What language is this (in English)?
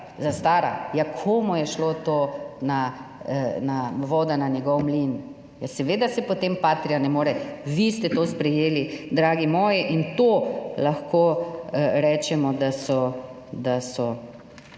Slovenian